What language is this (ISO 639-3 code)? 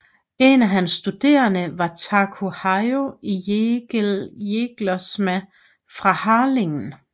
dan